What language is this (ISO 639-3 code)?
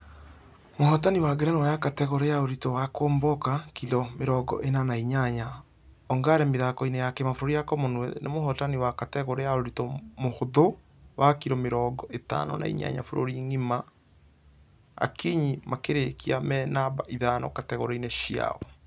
kik